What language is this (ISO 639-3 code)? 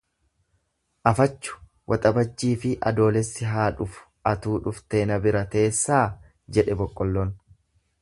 orm